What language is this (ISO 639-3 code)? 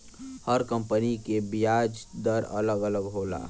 bho